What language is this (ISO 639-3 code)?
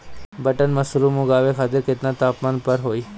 bho